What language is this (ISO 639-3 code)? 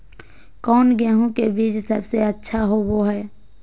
mag